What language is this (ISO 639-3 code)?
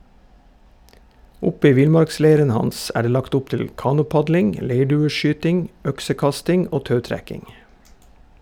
nor